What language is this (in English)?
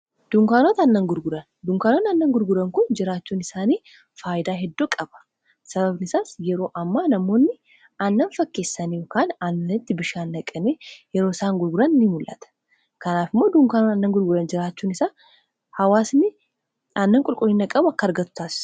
Oromo